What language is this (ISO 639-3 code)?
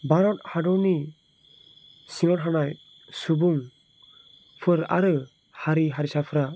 brx